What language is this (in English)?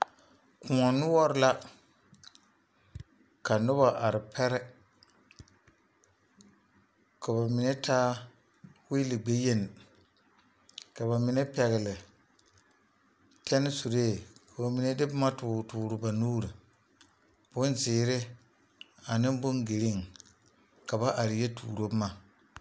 Southern Dagaare